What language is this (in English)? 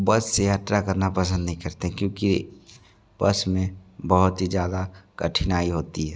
Hindi